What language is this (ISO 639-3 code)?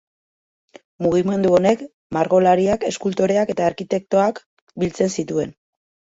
eus